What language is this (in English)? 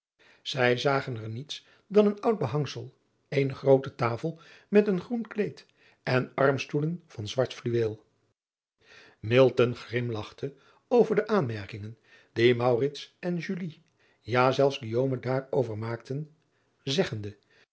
Dutch